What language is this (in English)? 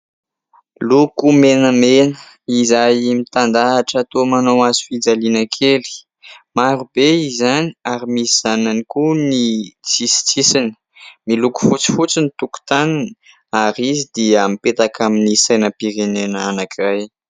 Malagasy